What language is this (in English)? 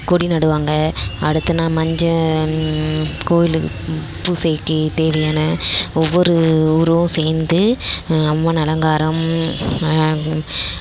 Tamil